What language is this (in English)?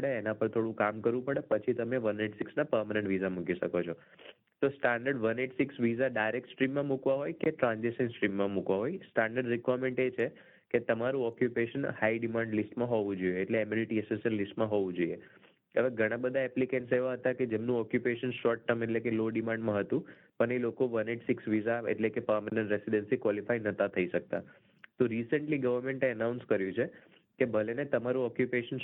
Gujarati